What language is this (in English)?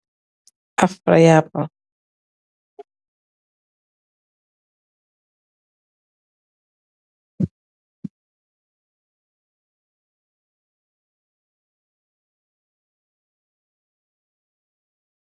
Wolof